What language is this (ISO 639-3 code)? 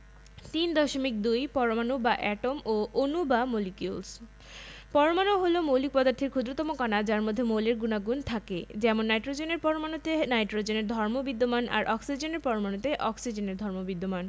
ben